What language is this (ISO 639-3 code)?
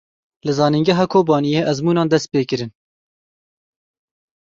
kur